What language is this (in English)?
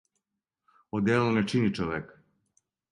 Serbian